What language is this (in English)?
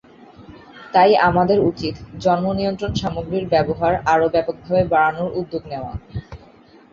Bangla